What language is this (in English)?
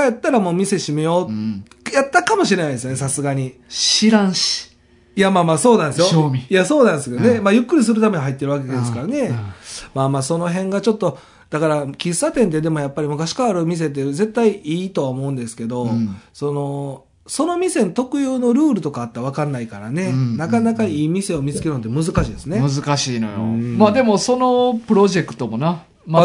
Japanese